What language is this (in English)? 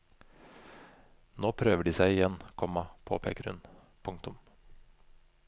Norwegian